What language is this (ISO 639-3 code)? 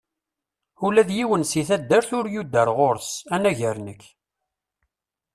kab